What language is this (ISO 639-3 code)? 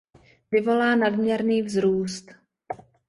ces